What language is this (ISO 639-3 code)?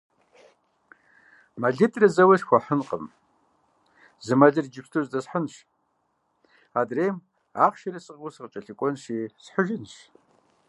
kbd